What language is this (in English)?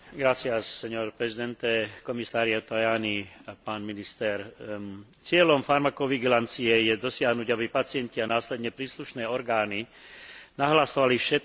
Slovak